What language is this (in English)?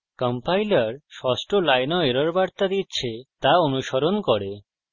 Bangla